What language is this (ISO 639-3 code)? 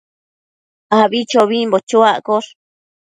mcf